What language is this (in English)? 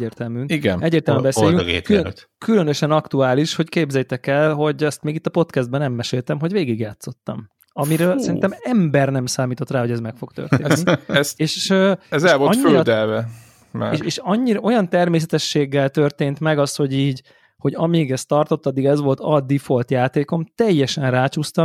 Hungarian